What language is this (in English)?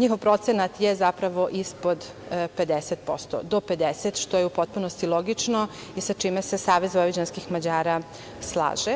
Serbian